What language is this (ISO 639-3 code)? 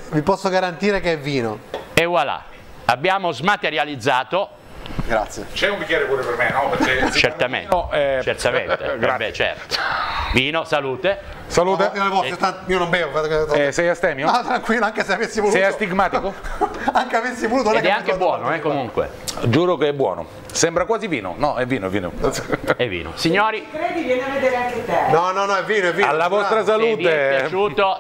ita